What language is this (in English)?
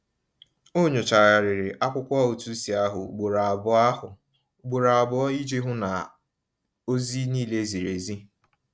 Igbo